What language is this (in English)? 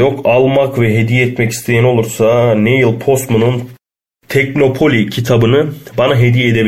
Turkish